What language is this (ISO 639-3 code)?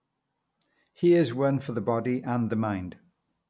eng